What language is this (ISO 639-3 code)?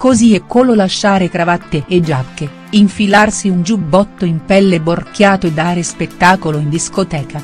ita